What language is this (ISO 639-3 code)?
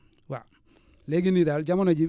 wol